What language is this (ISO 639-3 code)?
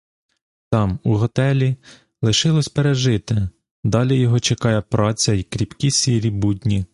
ukr